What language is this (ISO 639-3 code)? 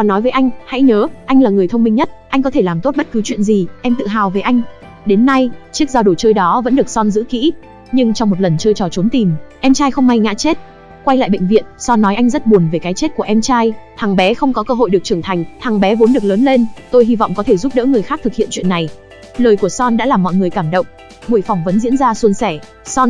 vie